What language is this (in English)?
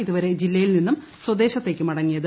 Malayalam